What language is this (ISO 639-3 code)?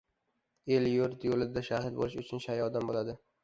uzb